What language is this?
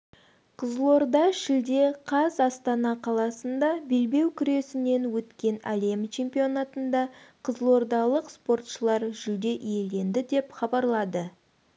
Kazakh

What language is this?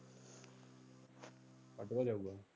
Punjabi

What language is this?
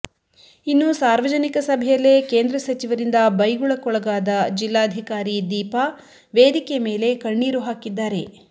Kannada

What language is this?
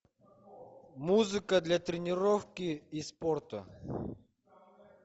Russian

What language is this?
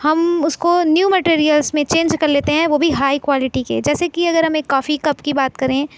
Urdu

